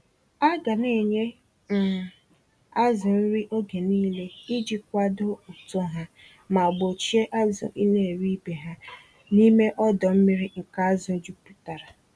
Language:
Igbo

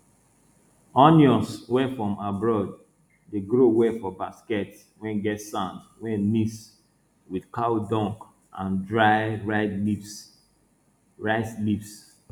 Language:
Nigerian Pidgin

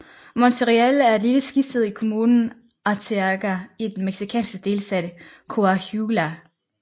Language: Danish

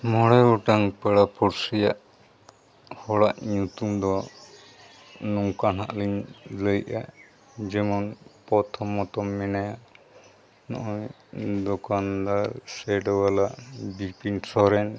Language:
Santali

